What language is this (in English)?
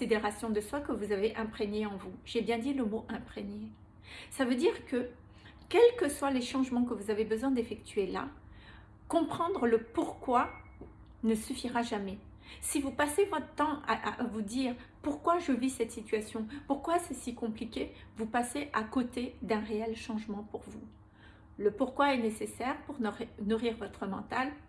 French